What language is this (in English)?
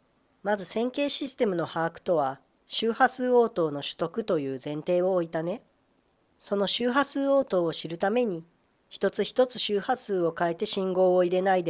Japanese